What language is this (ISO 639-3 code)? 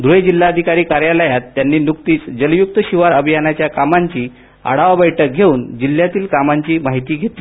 mar